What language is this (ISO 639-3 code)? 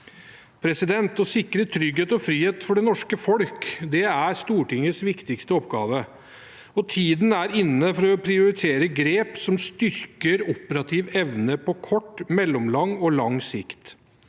nor